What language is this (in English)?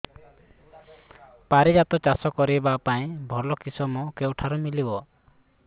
Odia